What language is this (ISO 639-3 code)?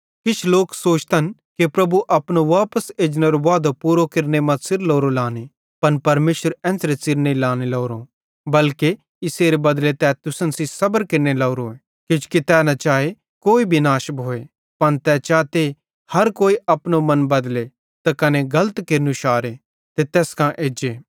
bhd